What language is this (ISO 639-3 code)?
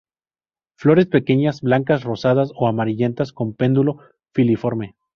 spa